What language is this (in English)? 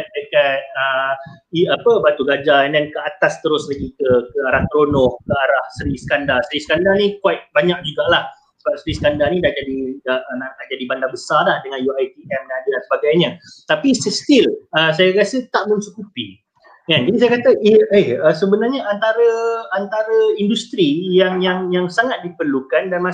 Malay